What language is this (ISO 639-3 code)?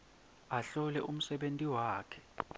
ssw